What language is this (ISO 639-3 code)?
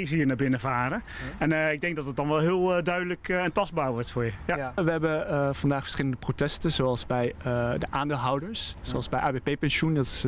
nld